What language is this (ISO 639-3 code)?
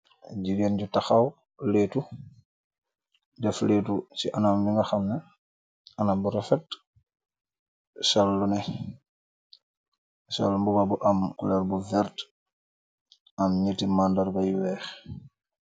wol